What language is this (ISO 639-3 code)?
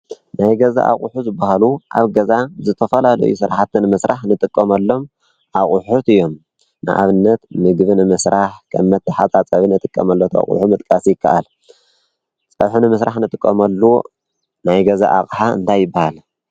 tir